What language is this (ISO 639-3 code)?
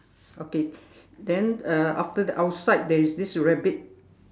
eng